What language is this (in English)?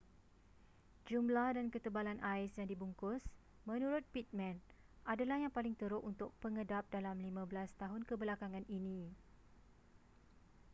Malay